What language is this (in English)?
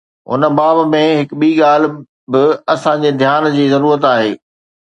Sindhi